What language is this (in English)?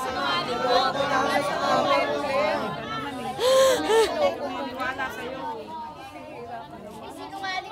Filipino